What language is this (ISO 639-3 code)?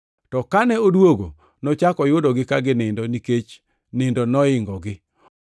luo